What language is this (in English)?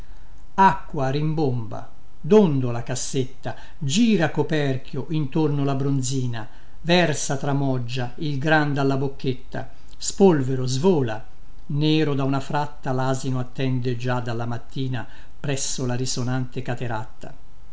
Italian